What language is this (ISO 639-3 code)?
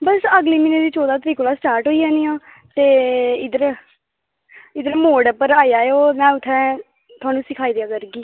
doi